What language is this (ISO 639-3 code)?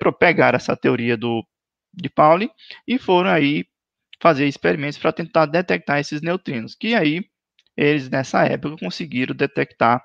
por